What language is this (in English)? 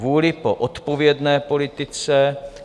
Czech